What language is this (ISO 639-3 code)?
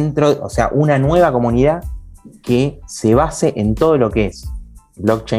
spa